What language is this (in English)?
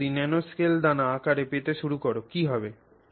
Bangla